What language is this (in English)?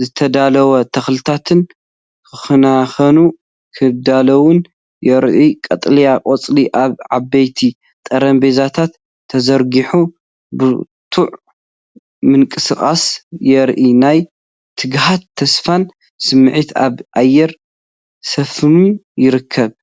Tigrinya